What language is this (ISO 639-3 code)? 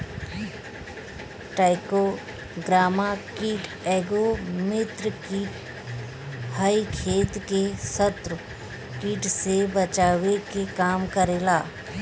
bho